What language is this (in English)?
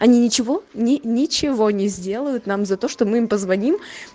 Russian